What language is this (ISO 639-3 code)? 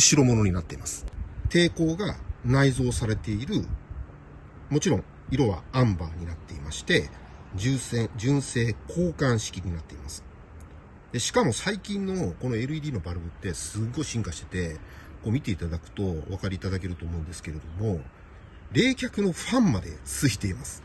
jpn